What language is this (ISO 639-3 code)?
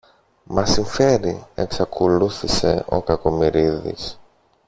ell